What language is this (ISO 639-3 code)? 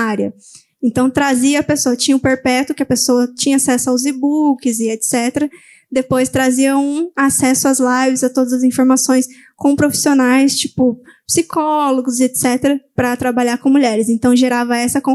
por